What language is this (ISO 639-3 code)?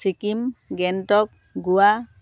asm